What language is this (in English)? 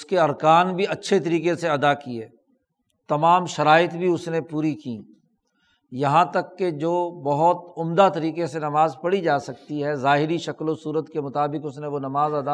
Urdu